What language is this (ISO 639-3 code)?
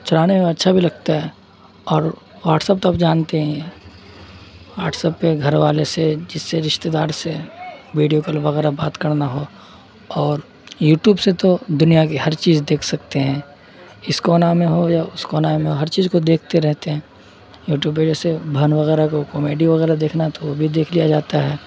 urd